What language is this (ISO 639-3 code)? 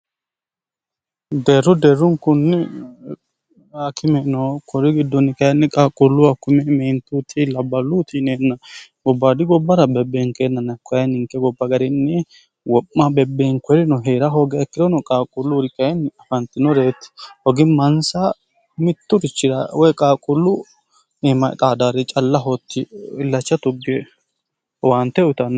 sid